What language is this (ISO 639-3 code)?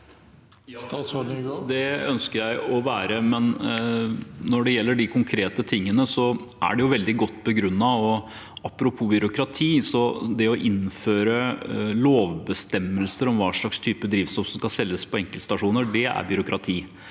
nor